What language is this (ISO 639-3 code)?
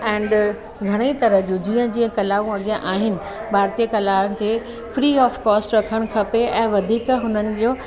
snd